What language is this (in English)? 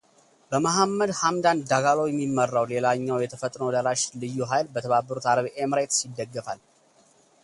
Amharic